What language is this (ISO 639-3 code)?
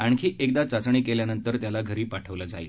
mar